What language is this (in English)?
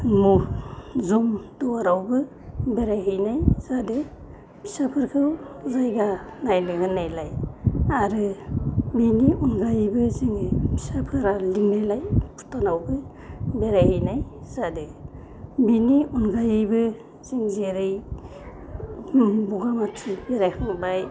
Bodo